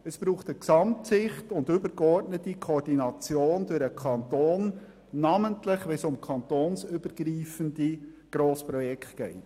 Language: Swiss German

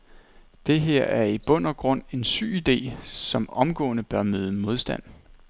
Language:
Danish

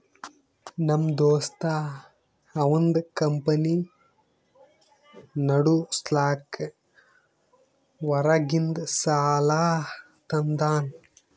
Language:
Kannada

